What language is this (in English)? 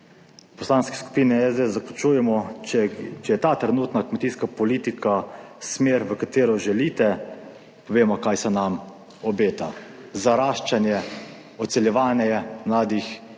Slovenian